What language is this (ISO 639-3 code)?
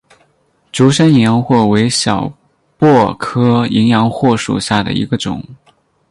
zho